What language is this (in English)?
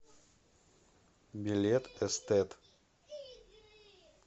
Russian